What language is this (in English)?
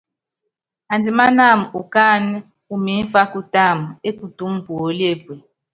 Yangben